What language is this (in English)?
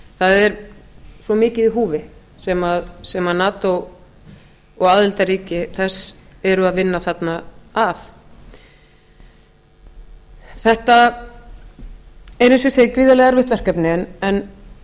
Icelandic